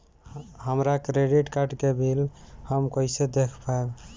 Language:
Bhojpuri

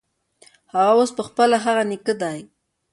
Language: Pashto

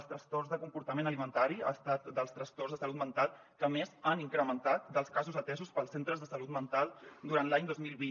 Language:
Catalan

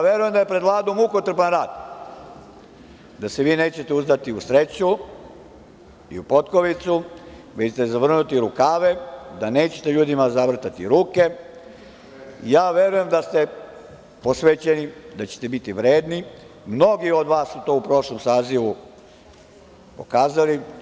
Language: Serbian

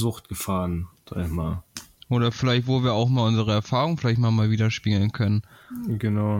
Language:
German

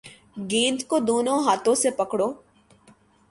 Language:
Urdu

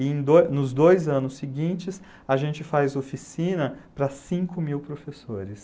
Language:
Portuguese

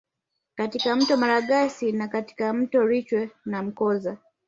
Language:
Swahili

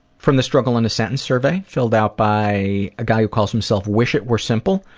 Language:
English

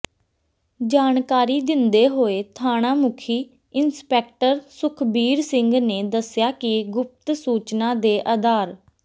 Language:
Punjabi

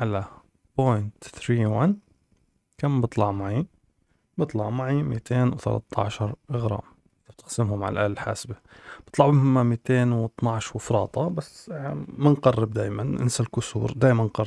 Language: Arabic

